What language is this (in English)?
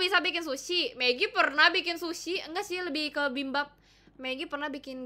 Indonesian